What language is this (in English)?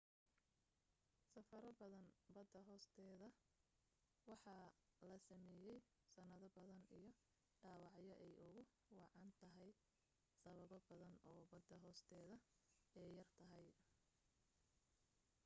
Somali